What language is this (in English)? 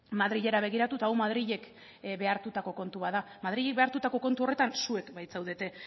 Basque